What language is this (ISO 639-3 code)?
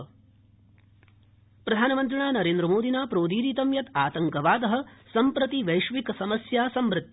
san